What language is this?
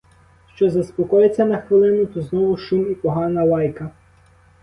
Ukrainian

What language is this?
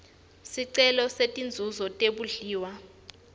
Swati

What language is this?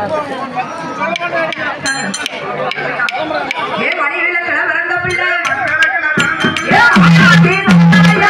Arabic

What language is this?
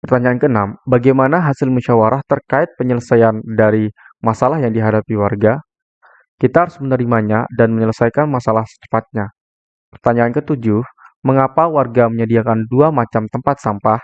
Indonesian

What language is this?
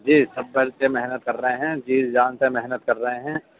Urdu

